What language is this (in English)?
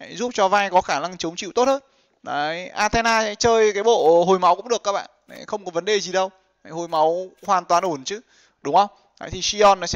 Vietnamese